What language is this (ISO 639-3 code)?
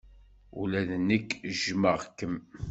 kab